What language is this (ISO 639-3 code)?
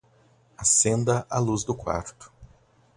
por